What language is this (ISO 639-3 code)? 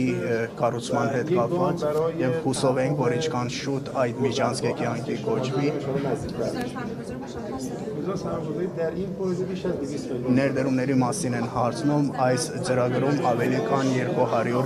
fas